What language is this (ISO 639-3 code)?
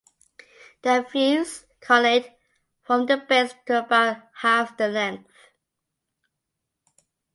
eng